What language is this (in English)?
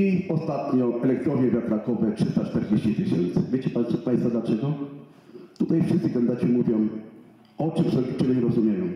Polish